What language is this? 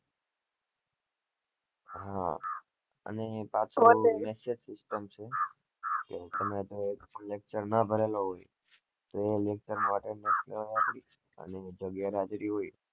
Gujarati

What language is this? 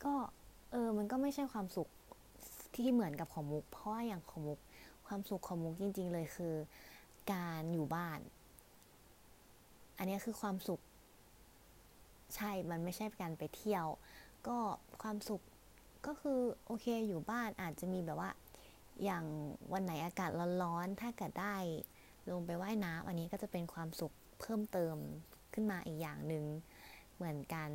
Thai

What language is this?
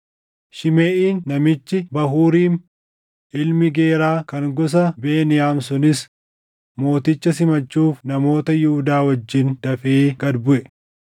Oromo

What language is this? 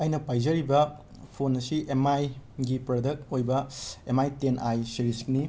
Manipuri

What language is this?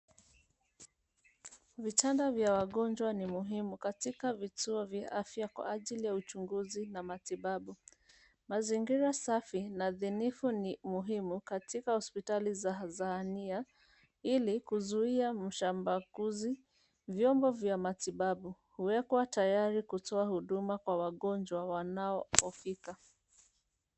Swahili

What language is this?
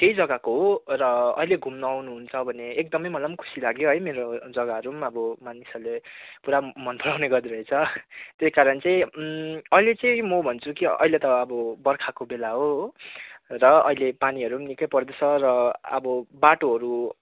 Nepali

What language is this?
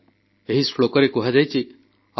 Odia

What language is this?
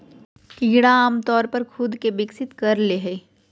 Magahi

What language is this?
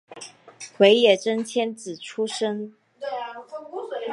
Chinese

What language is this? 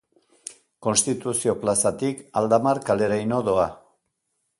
Basque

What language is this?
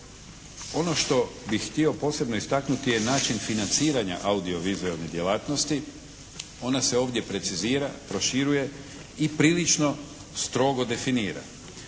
Croatian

